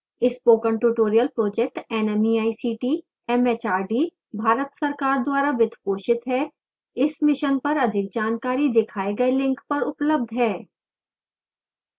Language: Hindi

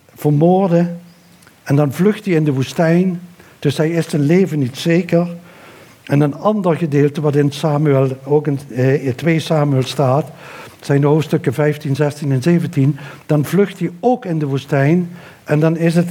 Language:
Dutch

